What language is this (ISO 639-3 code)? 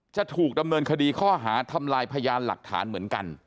tha